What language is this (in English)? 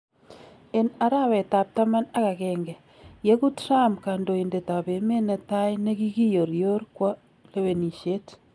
Kalenjin